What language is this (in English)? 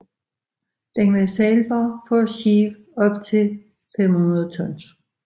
Danish